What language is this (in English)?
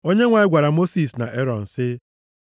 Igbo